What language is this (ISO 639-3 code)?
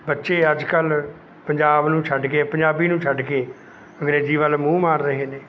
pan